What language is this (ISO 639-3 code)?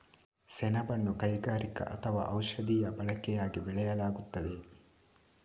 kan